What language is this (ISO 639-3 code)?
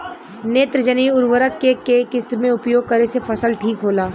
bho